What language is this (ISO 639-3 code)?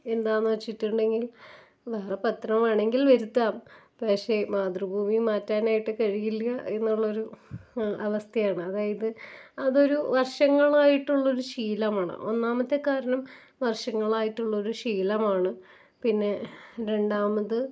mal